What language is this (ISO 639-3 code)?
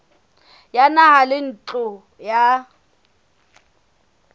sot